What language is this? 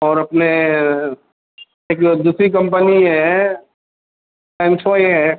Urdu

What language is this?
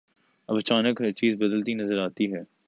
Urdu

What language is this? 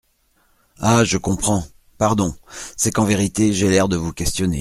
French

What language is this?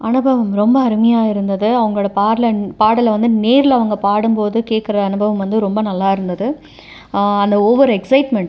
Tamil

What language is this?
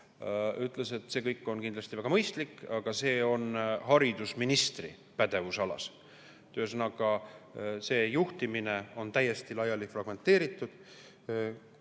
Estonian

